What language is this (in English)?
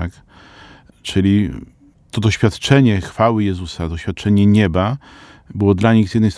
Polish